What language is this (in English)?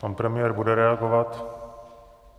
Czech